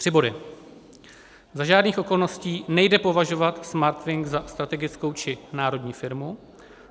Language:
Czech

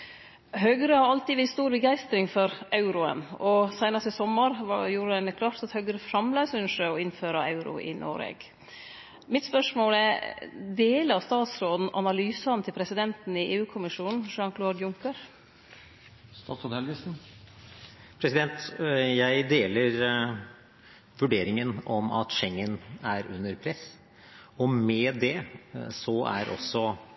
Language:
Norwegian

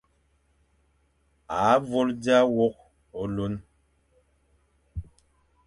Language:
Fang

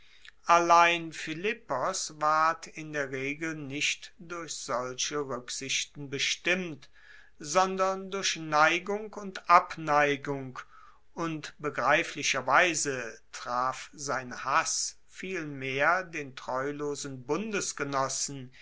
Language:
German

